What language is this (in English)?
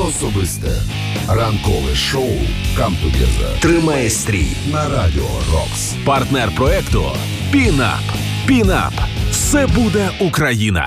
Ukrainian